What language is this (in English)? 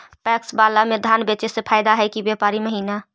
Magahi